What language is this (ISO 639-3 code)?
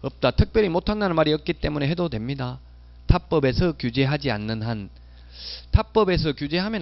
kor